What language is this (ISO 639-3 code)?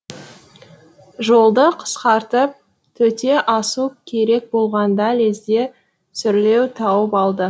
kaz